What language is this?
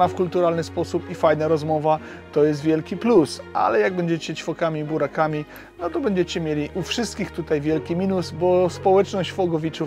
Polish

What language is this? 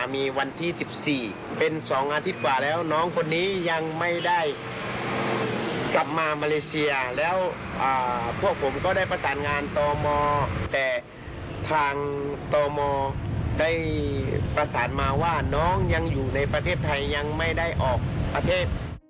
Thai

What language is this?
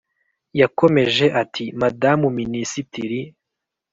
Kinyarwanda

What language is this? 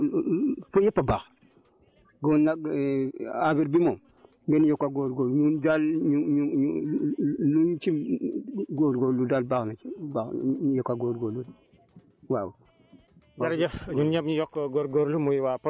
Wolof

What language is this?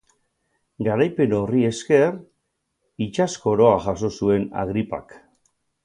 Basque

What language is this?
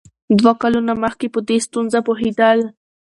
Pashto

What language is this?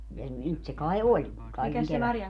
Finnish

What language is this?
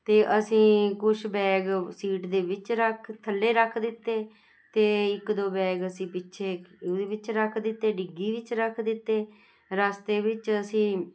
Punjabi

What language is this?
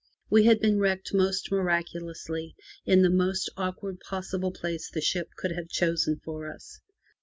English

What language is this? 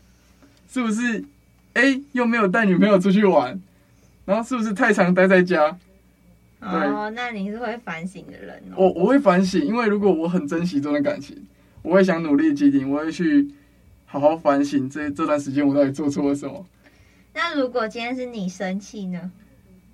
Chinese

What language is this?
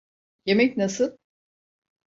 Turkish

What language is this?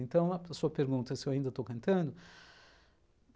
Portuguese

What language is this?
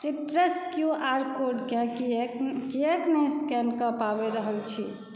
Maithili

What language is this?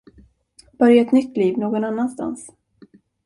Swedish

